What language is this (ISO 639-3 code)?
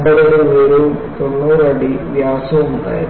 mal